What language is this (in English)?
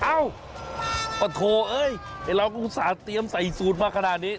Thai